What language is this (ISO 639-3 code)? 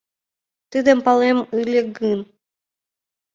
chm